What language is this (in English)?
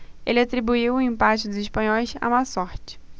Portuguese